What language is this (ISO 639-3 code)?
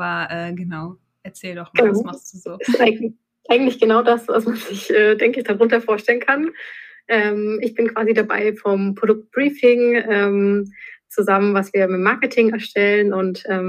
deu